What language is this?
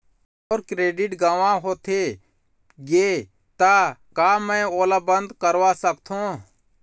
Chhattisgarhi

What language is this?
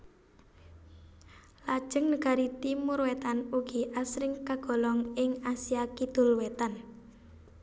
Javanese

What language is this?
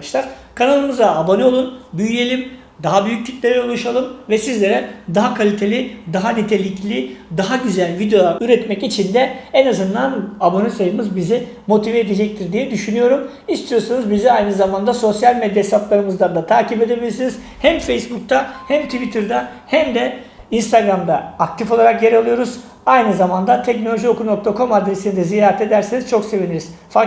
Turkish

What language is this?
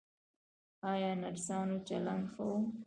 Pashto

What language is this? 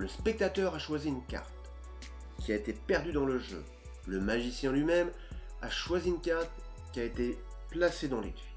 French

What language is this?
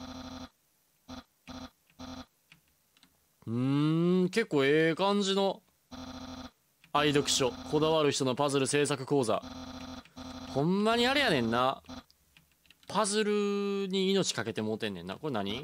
Japanese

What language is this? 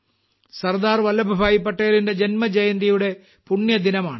Malayalam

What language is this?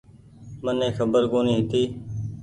Goaria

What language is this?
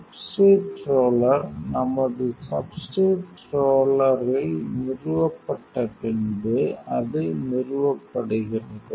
Tamil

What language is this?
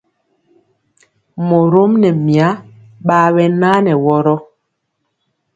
Mpiemo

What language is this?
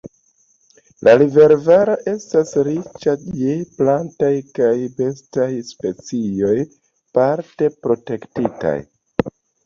Esperanto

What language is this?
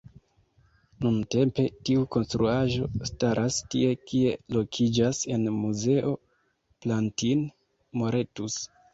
Esperanto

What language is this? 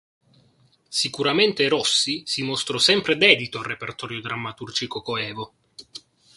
Italian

